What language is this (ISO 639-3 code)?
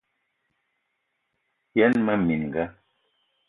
eto